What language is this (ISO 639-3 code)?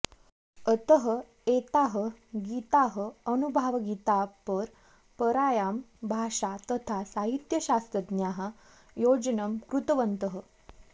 san